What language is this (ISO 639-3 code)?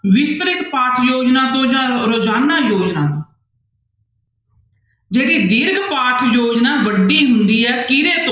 pan